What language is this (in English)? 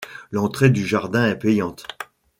French